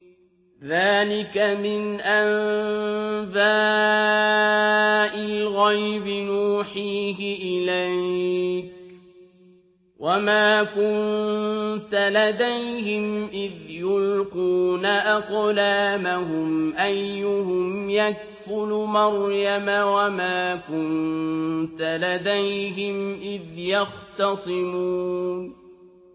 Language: Arabic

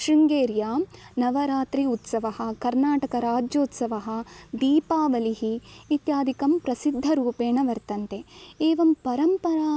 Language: Sanskrit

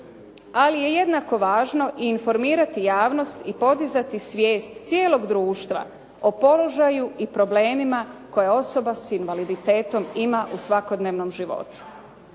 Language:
Croatian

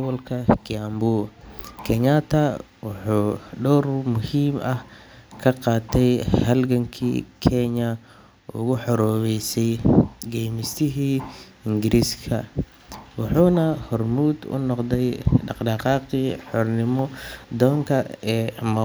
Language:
Somali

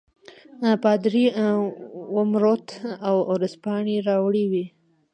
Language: Pashto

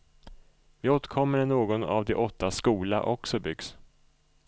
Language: Swedish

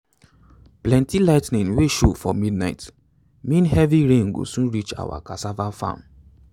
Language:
Nigerian Pidgin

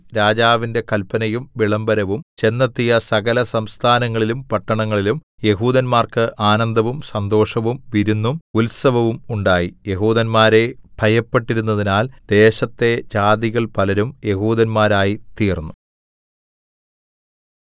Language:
Malayalam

